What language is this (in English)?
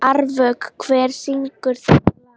Icelandic